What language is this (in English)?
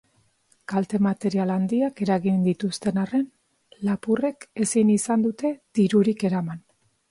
Basque